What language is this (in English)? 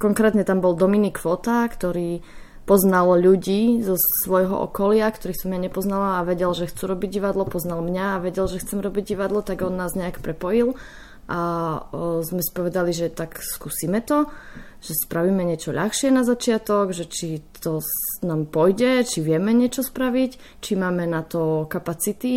Slovak